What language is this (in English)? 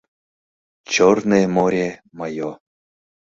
Mari